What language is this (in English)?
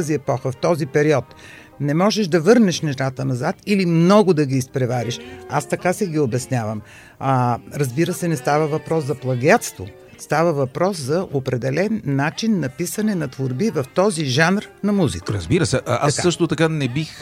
Bulgarian